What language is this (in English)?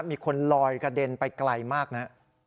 Thai